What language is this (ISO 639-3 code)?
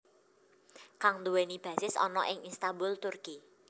jav